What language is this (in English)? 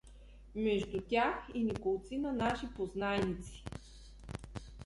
Bulgarian